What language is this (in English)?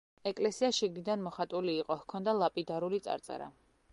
Georgian